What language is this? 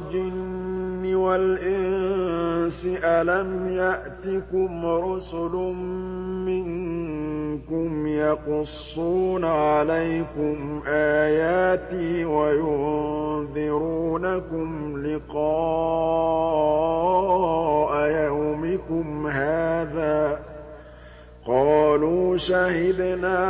Arabic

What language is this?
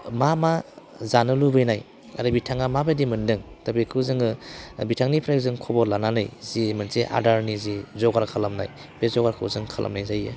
Bodo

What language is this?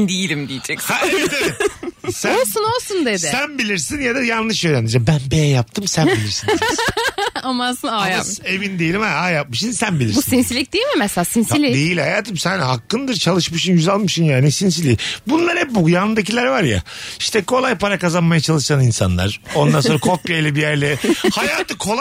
Turkish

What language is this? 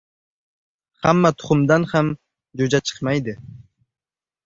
Uzbek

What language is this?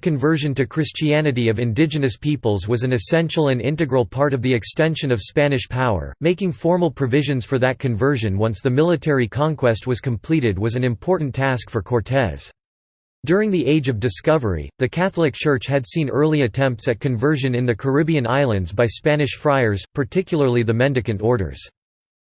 English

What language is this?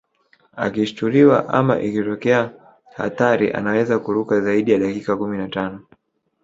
Swahili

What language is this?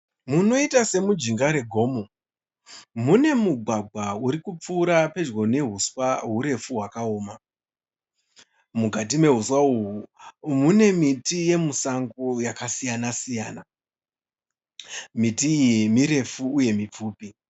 Shona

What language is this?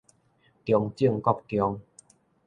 Min Nan Chinese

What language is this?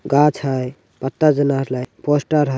Magahi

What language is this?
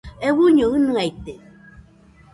Nüpode Huitoto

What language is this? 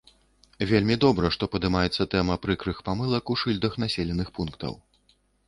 Belarusian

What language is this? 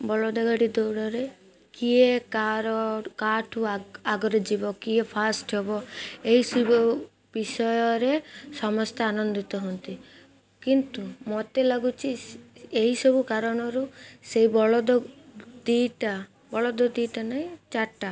Odia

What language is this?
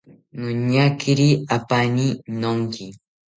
South Ucayali Ashéninka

